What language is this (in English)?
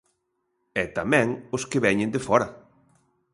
Galician